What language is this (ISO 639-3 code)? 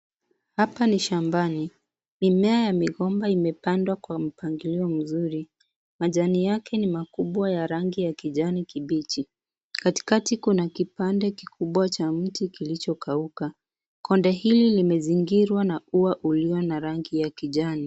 swa